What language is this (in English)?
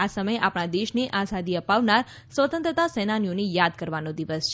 Gujarati